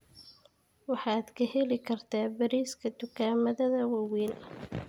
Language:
Somali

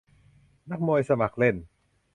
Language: Thai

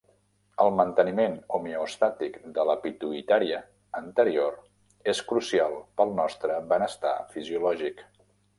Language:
Catalan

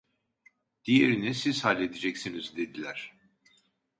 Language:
Turkish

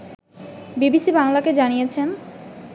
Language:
Bangla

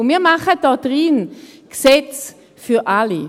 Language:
Swiss German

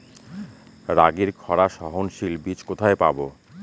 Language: Bangla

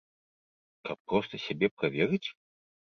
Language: Belarusian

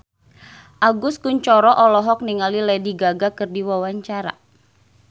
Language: Sundanese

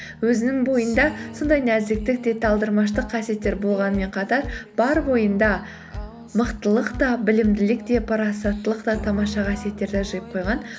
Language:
Kazakh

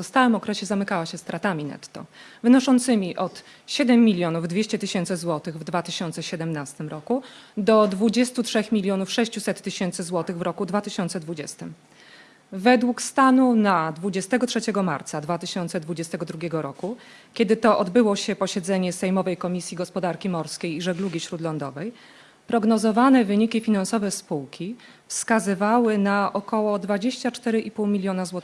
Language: Polish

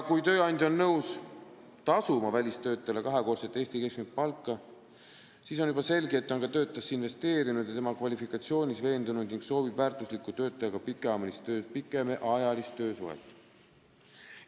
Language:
Estonian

